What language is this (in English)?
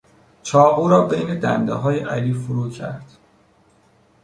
Persian